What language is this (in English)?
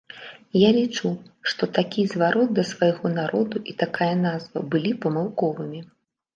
Belarusian